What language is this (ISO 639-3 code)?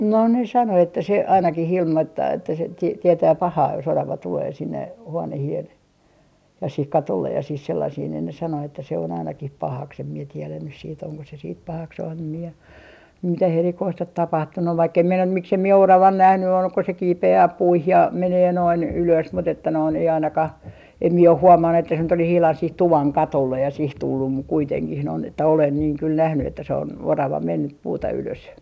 fin